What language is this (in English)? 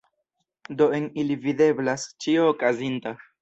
Esperanto